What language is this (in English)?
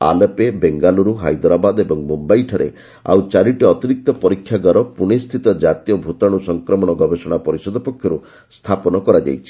Odia